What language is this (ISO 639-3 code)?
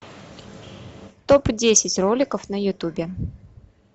rus